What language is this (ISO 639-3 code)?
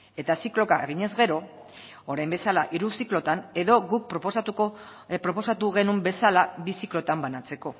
eus